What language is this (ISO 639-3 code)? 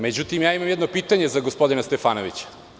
srp